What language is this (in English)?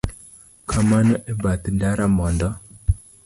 Luo (Kenya and Tanzania)